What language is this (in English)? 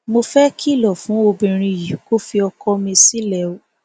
Yoruba